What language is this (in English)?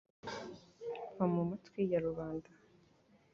Kinyarwanda